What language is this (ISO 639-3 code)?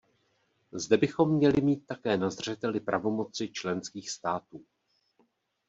ces